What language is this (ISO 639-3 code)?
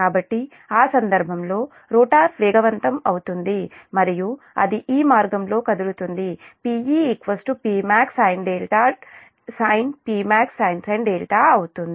tel